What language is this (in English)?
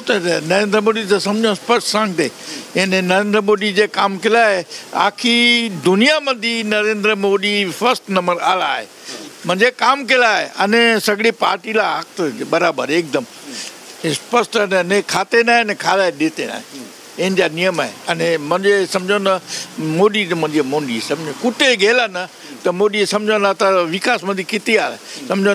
Hindi